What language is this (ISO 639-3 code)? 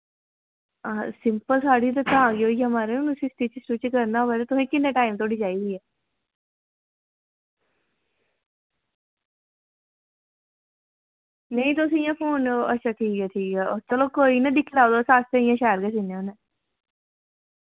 doi